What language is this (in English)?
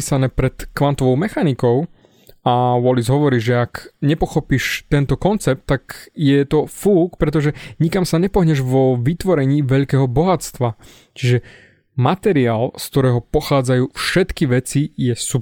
Slovak